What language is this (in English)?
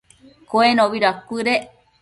Matsés